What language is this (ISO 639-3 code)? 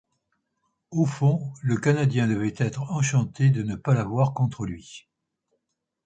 fra